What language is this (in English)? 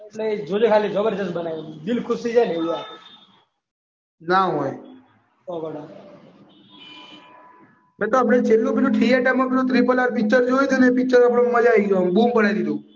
Gujarati